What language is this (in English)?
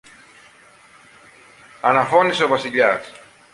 Greek